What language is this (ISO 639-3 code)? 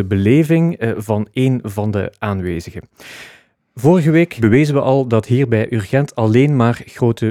nld